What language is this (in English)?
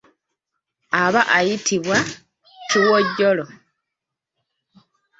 Ganda